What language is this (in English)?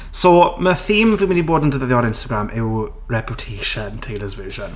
Welsh